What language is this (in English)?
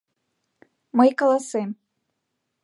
Mari